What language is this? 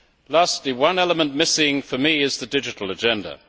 English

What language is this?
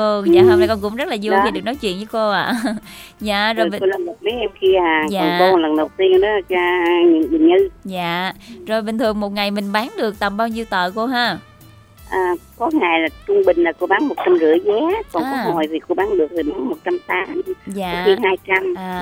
Vietnamese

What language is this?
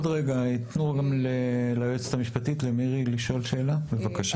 Hebrew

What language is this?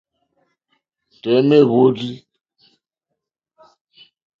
Mokpwe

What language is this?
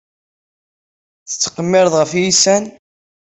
Kabyle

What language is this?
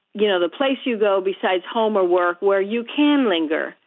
English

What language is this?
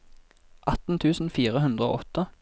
Norwegian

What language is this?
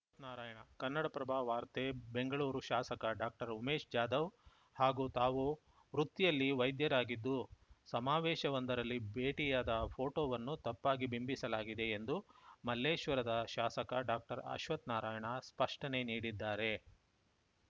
Kannada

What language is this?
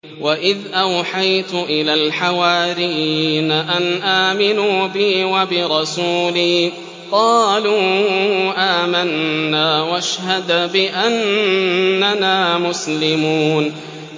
Arabic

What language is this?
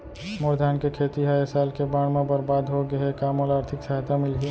Chhattisgarhi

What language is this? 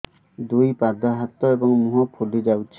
Odia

